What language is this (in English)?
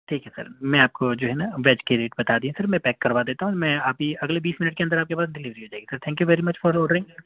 Urdu